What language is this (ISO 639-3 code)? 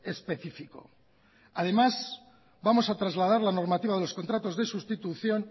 spa